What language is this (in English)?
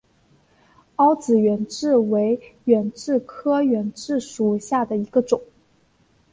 Chinese